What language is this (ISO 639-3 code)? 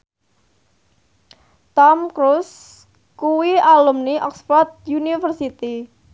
jav